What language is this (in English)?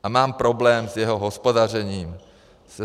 Czech